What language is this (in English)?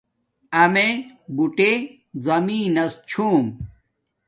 Domaaki